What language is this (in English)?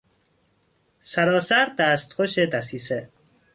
Persian